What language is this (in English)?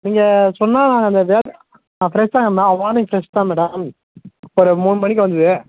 Tamil